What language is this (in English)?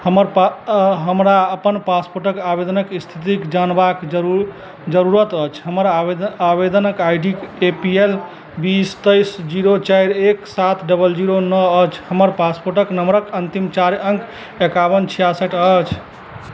Maithili